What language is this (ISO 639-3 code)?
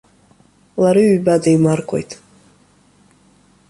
abk